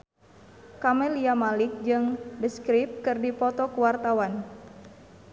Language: Sundanese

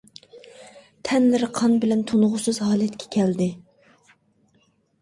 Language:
Uyghur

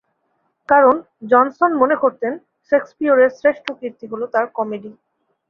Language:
Bangla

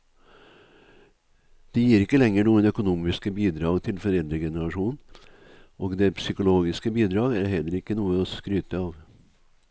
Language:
Norwegian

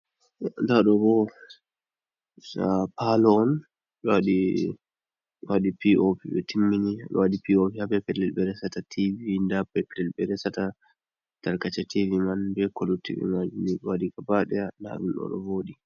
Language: Fula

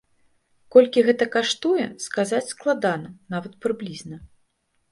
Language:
Belarusian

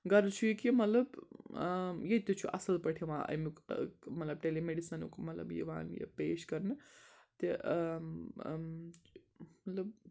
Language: Kashmiri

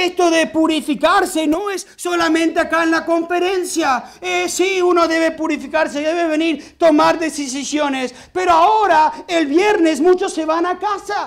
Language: Spanish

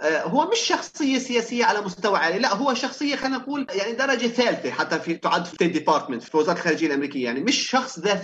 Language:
Arabic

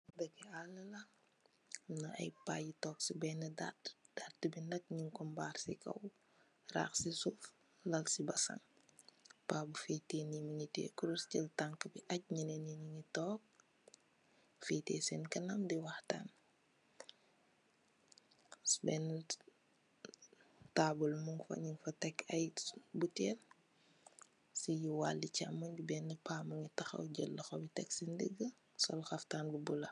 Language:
Wolof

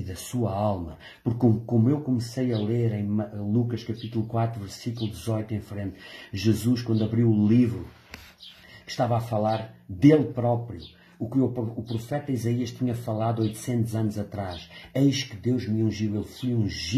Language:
Portuguese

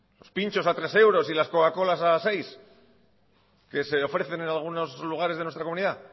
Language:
Spanish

